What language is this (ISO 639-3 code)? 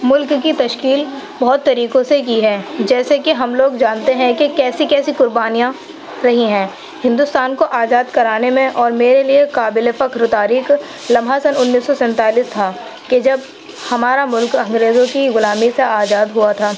urd